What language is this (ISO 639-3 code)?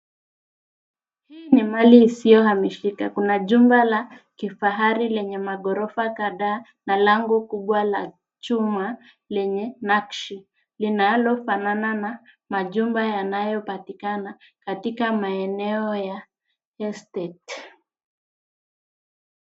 swa